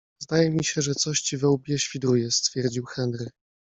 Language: Polish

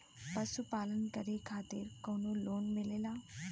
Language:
Bhojpuri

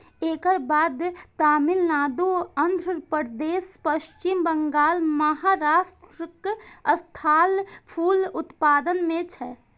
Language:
Maithili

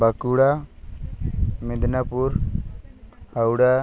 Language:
Santali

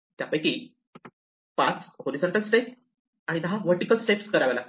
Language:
Marathi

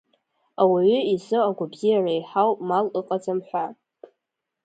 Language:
Abkhazian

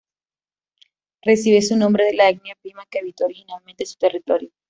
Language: Spanish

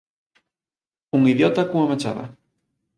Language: Galician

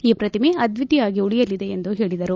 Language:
Kannada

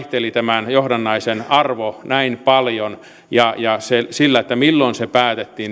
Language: Finnish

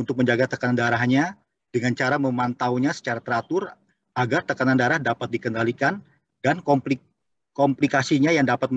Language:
Indonesian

